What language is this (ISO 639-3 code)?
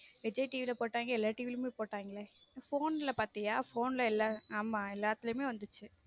tam